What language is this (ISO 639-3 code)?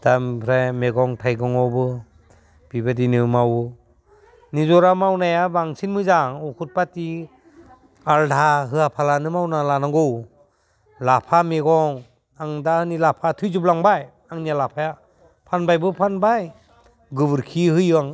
brx